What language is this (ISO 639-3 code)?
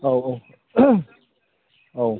brx